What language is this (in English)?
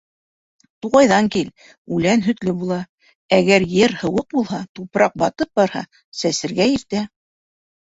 Bashkir